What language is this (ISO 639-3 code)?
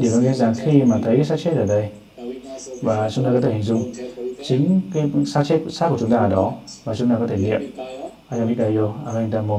vie